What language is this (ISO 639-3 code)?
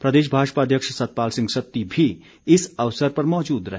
hin